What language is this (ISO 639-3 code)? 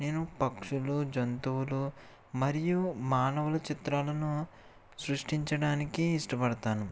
tel